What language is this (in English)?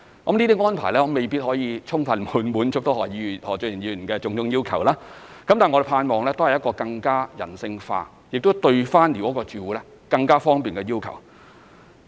Cantonese